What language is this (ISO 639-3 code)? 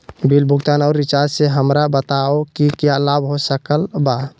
mag